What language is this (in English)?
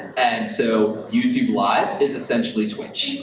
English